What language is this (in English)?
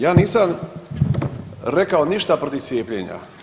Croatian